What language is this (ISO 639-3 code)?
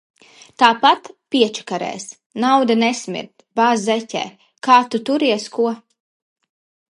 lav